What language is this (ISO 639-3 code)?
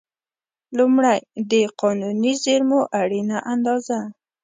pus